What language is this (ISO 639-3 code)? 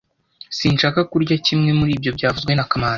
kin